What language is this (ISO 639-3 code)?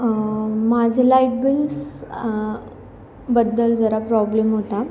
mar